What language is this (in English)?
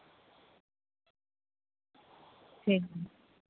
Santali